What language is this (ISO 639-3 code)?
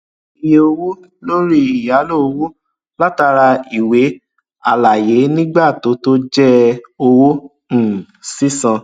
yor